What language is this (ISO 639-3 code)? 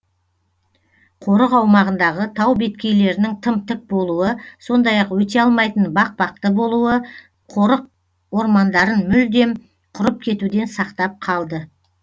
kaz